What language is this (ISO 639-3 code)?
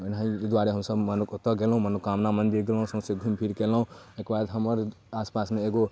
mai